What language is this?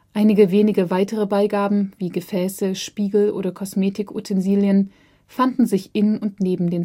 German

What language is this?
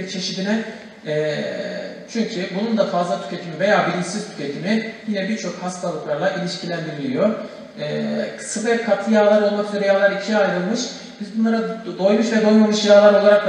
Turkish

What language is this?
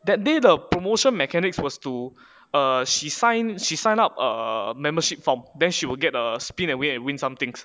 English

